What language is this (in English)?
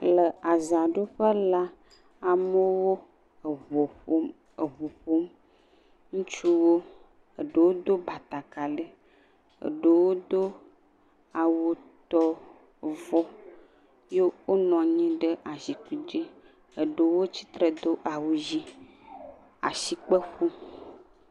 Ewe